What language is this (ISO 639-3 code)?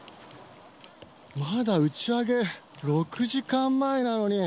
jpn